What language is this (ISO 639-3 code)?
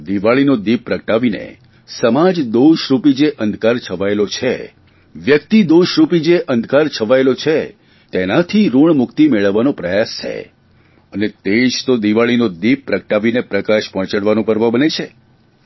guj